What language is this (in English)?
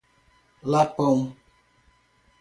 Portuguese